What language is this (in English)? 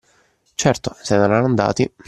Italian